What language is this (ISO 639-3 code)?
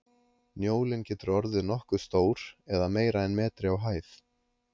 isl